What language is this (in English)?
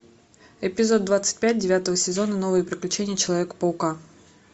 Russian